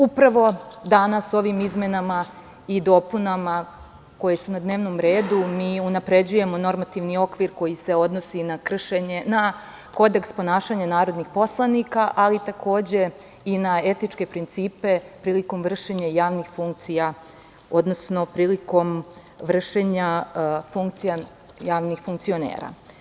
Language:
Serbian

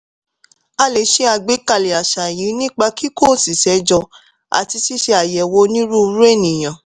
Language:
Yoruba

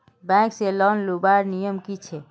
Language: Magahi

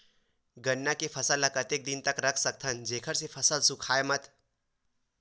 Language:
Chhattisgarhi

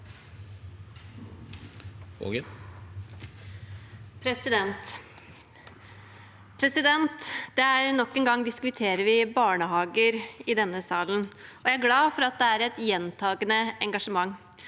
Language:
Norwegian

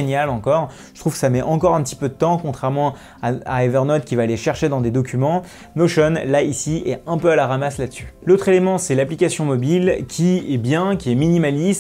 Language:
French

